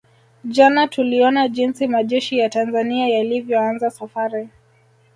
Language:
Swahili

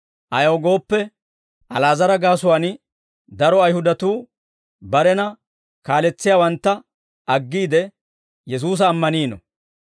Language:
Dawro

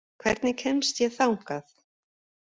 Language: Icelandic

